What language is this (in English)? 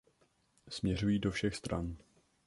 Czech